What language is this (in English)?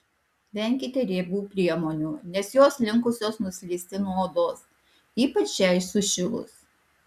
Lithuanian